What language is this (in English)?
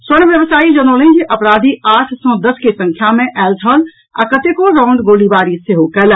Maithili